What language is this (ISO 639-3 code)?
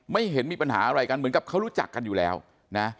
tha